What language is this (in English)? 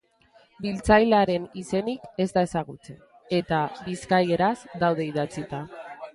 Basque